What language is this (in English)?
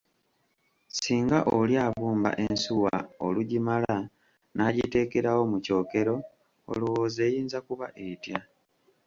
Ganda